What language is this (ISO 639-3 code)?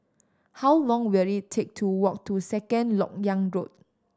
eng